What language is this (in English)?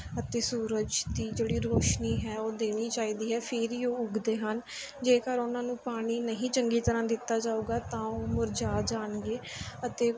Punjabi